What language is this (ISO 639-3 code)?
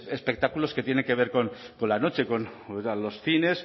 spa